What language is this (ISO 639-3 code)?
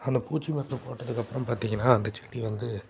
tam